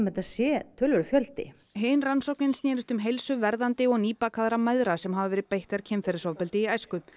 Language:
Icelandic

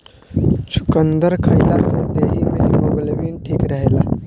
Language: Bhojpuri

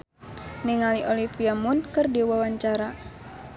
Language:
Sundanese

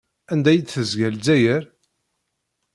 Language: Kabyle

